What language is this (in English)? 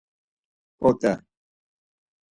Laz